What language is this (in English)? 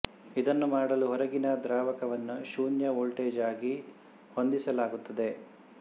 Kannada